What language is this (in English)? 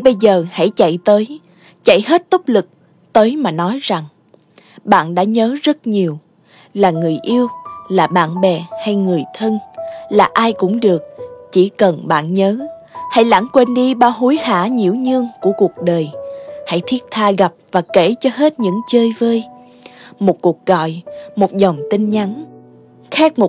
Vietnamese